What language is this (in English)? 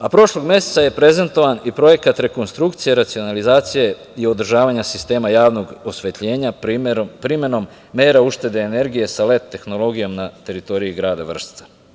Serbian